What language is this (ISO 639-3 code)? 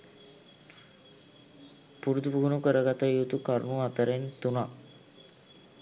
sin